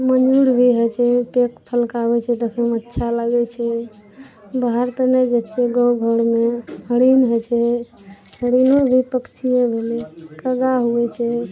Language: Maithili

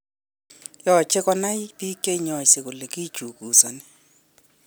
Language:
Kalenjin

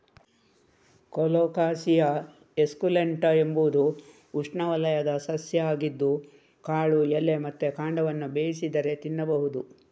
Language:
Kannada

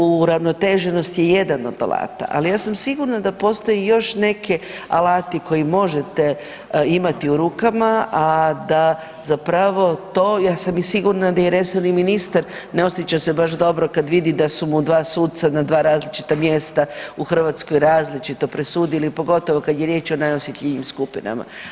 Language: Croatian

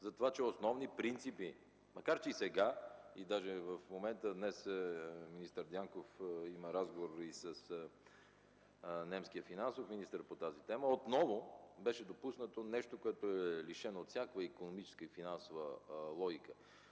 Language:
Bulgarian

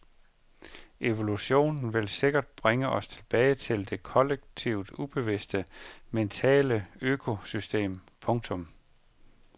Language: Danish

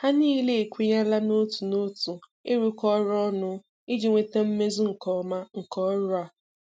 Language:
Igbo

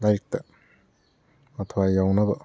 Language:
Manipuri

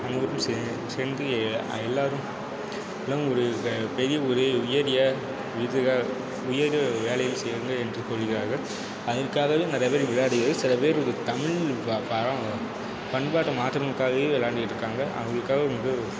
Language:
Tamil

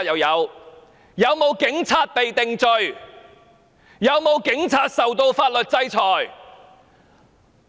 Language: Cantonese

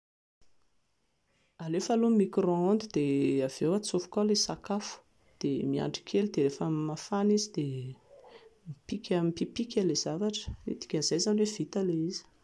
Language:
Malagasy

